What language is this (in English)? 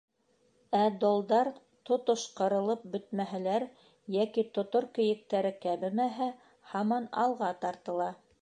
Bashkir